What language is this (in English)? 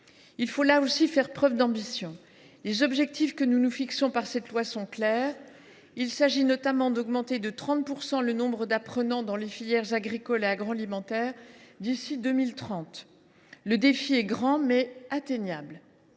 French